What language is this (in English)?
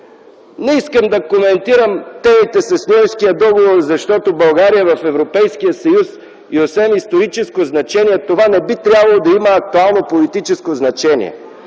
Bulgarian